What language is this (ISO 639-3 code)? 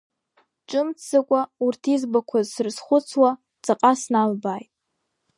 abk